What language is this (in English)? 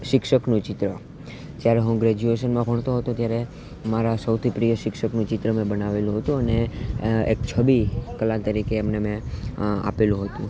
Gujarati